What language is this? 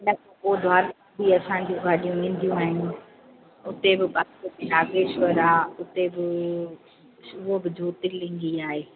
Sindhi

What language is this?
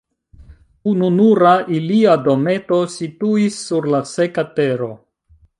Esperanto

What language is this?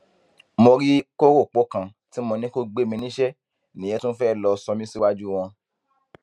Yoruba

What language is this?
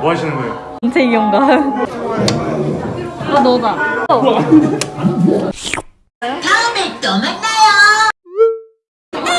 Korean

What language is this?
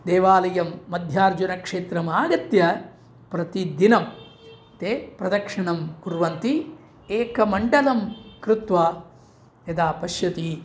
Sanskrit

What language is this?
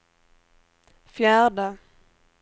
Swedish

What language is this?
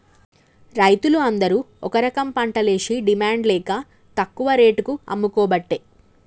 Telugu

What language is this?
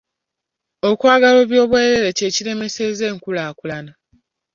Ganda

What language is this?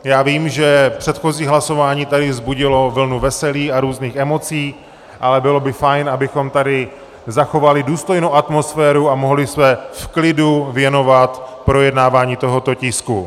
Czech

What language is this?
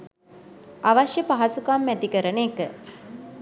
Sinhala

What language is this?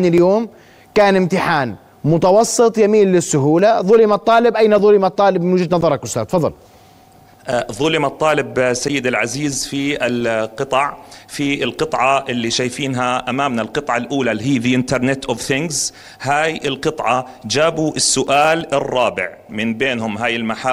Arabic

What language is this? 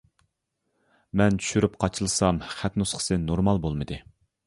Uyghur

